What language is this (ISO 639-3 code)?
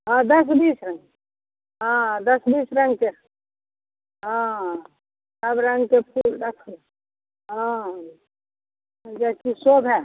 mai